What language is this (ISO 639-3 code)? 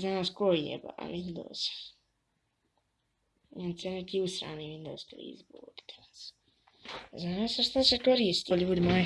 bos